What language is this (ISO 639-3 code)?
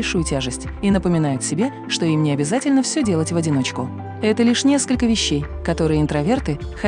rus